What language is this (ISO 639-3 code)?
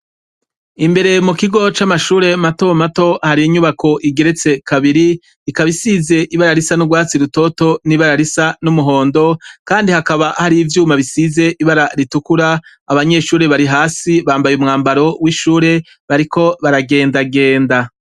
run